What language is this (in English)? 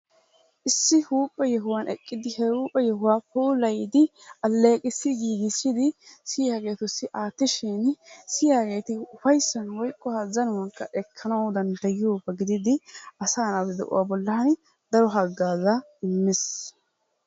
Wolaytta